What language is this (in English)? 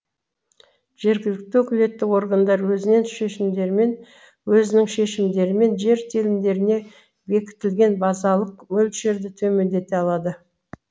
Kazakh